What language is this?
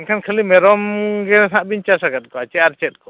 Santali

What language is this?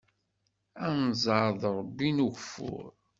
Kabyle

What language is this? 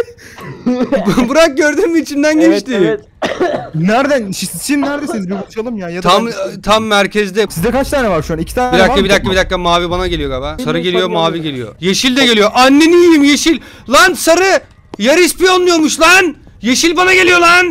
Turkish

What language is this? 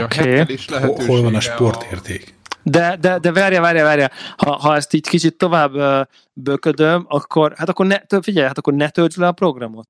Hungarian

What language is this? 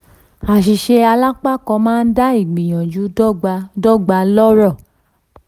Yoruba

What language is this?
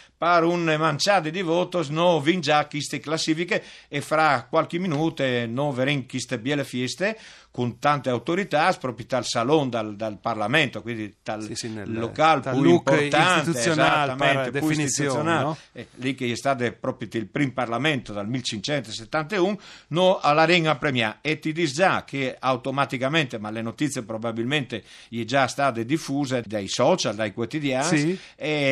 Italian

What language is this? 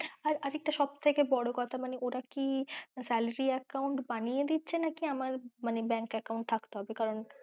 Bangla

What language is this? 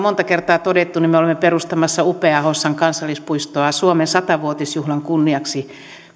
Finnish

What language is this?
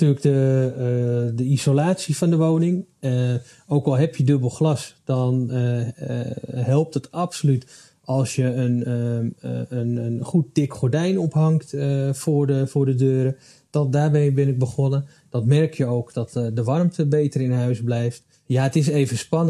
Dutch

